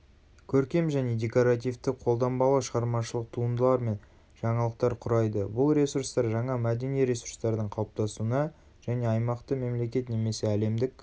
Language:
Kazakh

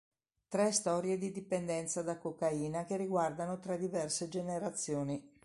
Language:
Italian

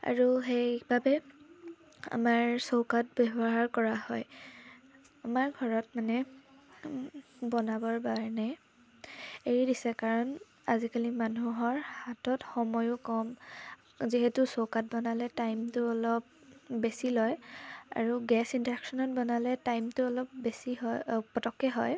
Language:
Assamese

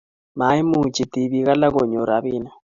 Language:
Kalenjin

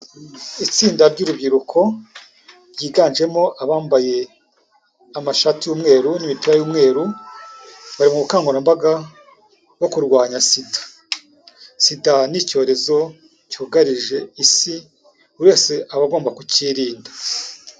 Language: Kinyarwanda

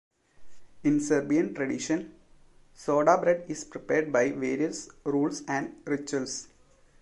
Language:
English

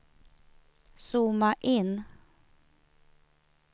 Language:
Swedish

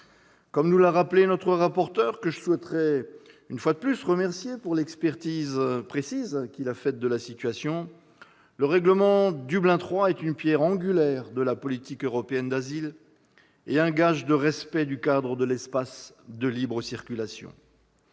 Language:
French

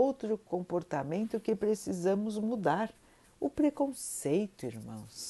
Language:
Portuguese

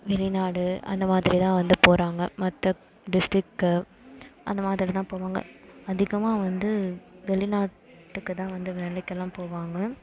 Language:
Tamil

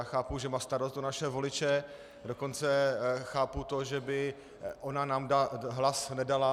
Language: Czech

